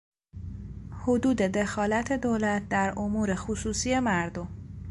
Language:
Persian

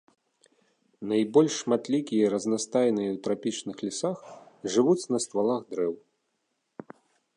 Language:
Belarusian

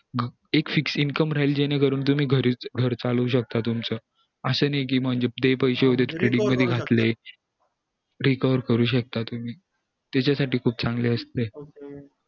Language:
Marathi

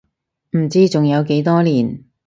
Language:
Cantonese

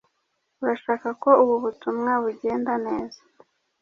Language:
Kinyarwanda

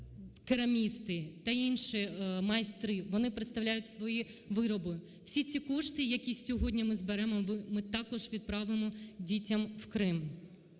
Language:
Ukrainian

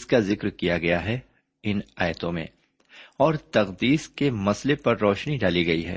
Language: Urdu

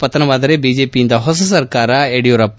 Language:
Kannada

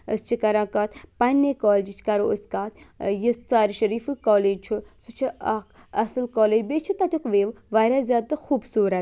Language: Kashmiri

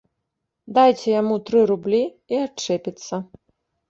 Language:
Belarusian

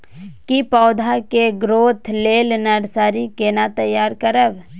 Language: Maithili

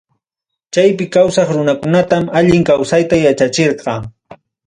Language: Ayacucho Quechua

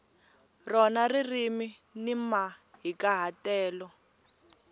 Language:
Tsonga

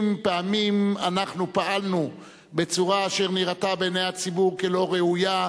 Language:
Hebrew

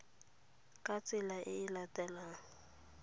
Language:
Tswana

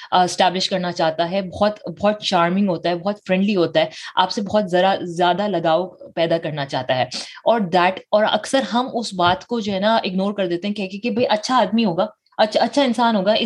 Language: Urdu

